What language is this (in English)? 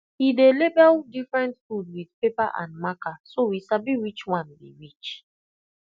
Nigerian Pidgin